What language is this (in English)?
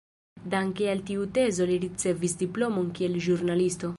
Esperanto